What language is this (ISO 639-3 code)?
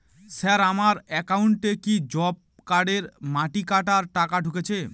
ben